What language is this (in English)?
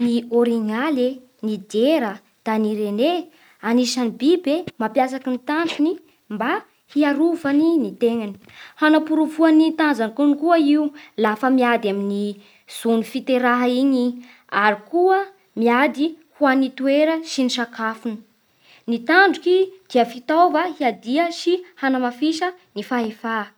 Bara Malagasy